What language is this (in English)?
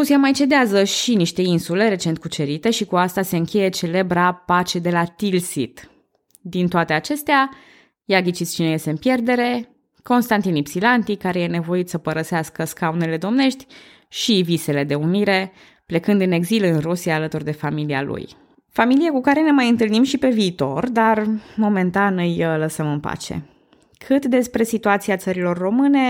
Romanian